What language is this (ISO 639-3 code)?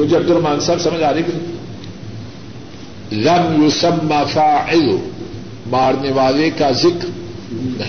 urd